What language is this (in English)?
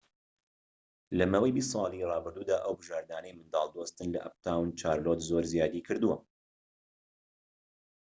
Central Kurdish